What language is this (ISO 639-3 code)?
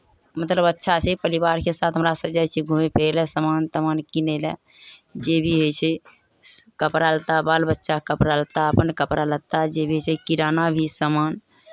mai